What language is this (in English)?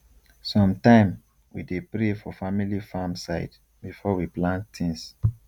Nigerian Pidgin